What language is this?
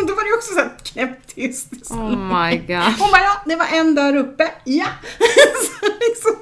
Swedish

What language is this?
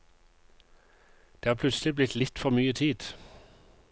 Norwegian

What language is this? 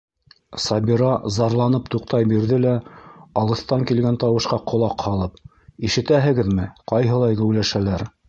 Bashkir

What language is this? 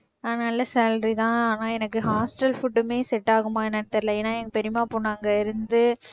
Tamil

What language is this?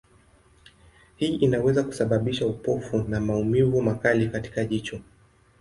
Swahili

